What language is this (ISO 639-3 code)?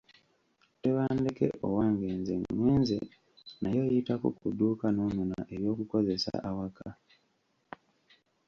lug